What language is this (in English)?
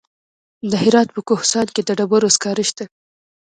Pashto